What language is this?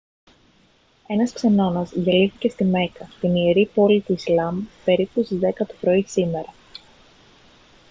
Greek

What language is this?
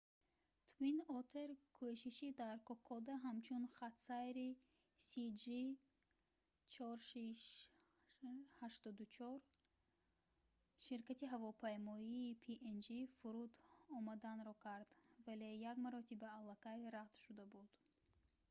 Tajik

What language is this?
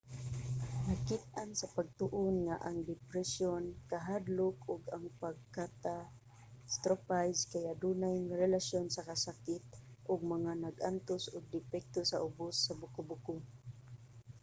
Cebuano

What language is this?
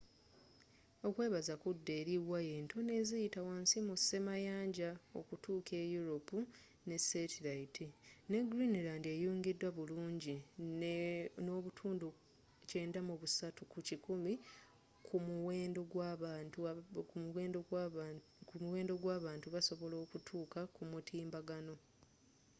Ganda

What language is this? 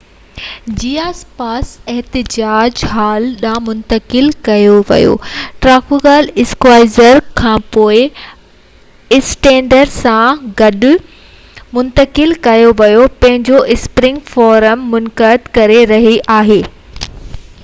Sindhi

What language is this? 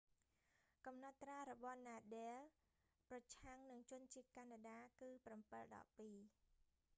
Khmer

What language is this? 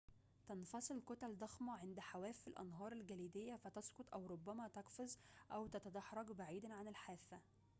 Arabic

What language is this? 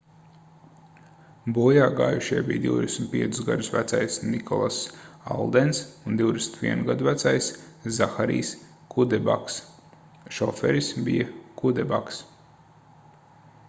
Latvian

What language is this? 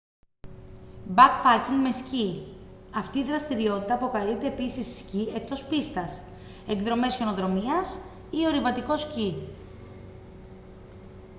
Greek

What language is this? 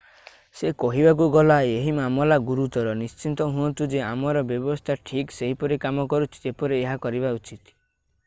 Odia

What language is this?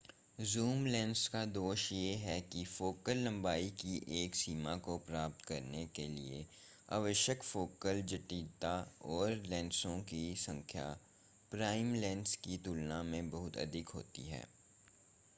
Hindi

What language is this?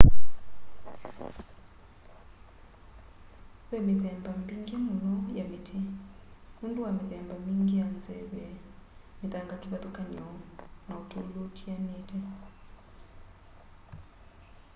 Kamba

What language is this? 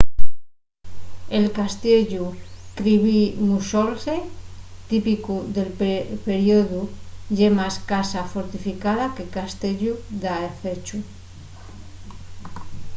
Asturian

